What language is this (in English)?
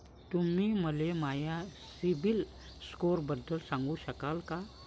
Marathi